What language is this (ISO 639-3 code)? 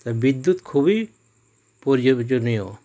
ben